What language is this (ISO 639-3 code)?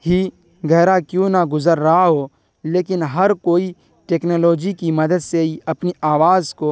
urd